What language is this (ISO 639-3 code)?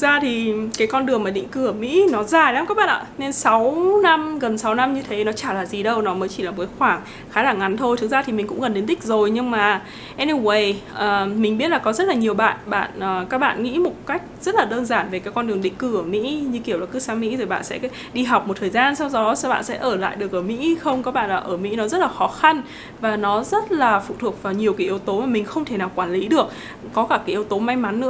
vie